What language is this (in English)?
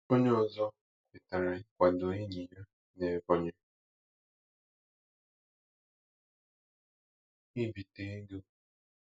Igbo